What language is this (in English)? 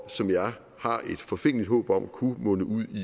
Danish